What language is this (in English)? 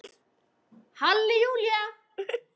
Icelandic